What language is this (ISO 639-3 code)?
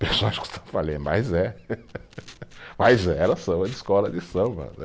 por